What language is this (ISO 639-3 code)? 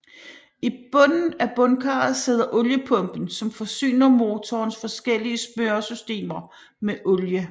dan